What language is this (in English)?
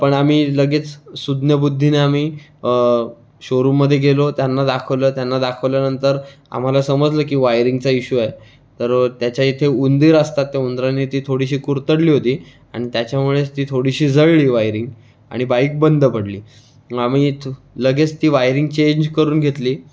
Marathi